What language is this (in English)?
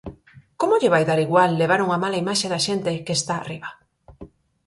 Galician